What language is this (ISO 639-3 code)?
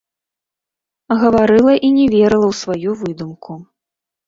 bel